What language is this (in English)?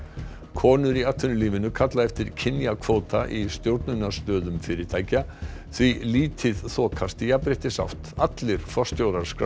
Icelandic